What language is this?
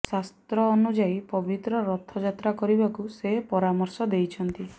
Odia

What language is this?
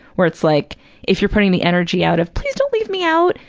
English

